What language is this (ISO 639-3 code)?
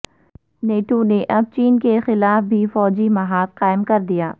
urd